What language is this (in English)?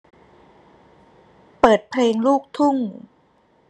Thai